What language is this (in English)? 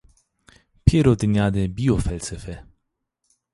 Zaza